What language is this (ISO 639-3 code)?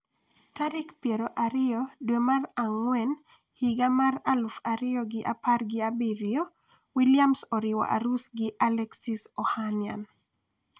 luo